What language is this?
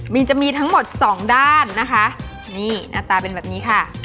Thai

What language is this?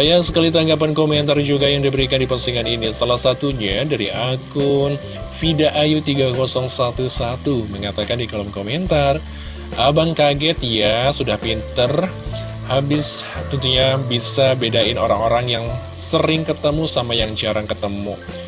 Indonesian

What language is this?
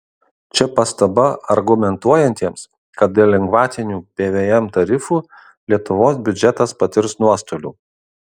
Lithuanian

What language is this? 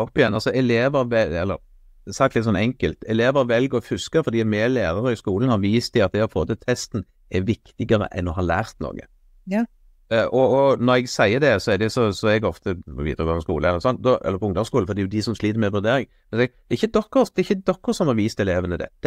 Norwegian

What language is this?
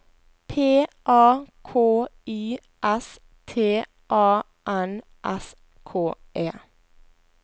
Norwegian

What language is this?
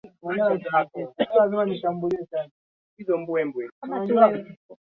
Swahili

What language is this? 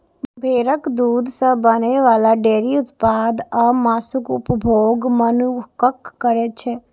Maithili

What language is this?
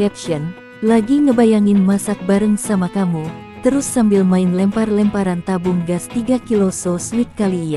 Indonesian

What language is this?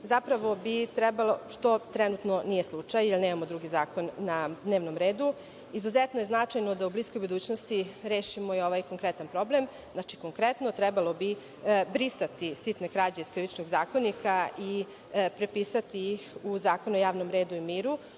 Serbian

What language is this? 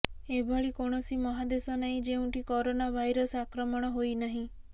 Odia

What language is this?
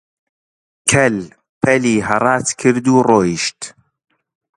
Central Kurdish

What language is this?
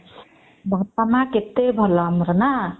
Odia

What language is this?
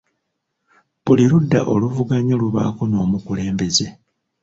Ganda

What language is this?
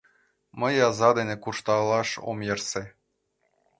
Mari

